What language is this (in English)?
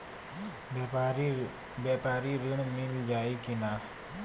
Bhojpuri